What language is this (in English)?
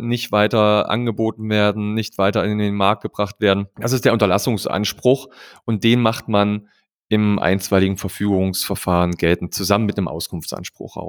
German